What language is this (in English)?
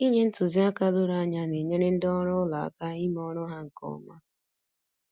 Igbo